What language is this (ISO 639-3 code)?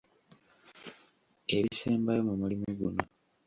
lug